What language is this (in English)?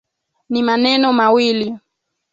Swahili